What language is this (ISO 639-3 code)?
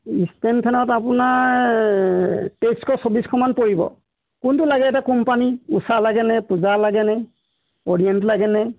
asm